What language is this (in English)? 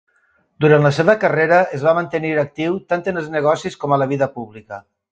Catalan